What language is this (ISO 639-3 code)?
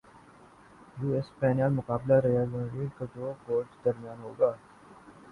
urd